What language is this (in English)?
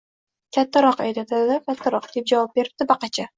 Uzbek